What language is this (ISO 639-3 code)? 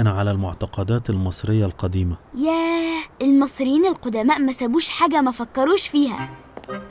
ara